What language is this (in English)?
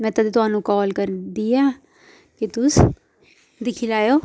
Dogri